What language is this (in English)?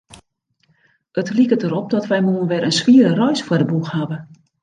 Western Frisian